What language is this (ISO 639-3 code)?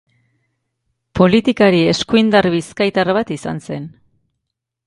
eus